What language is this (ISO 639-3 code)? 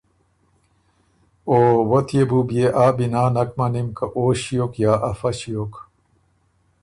oru